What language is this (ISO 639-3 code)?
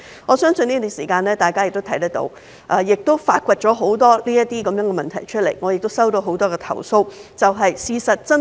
yue